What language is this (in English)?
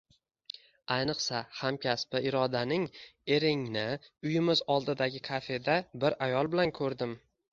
Uzbek